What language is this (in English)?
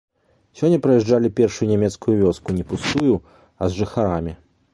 Belarusian